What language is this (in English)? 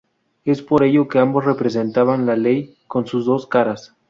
Spanish